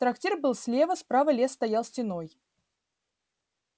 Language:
Russian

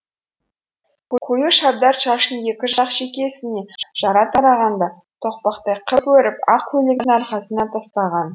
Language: Kazakh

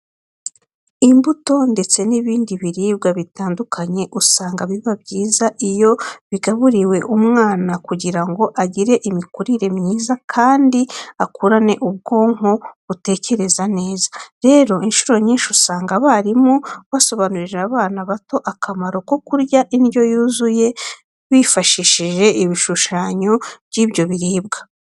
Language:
Kinyarwanda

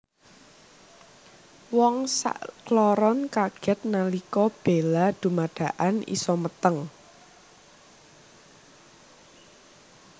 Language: Javanese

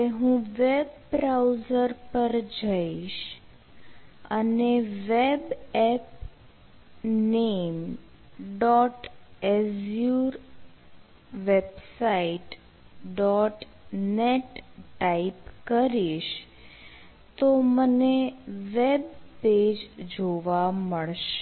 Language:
Gujarati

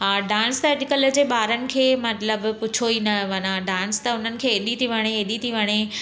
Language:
Sindhi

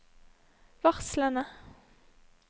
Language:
Norwegian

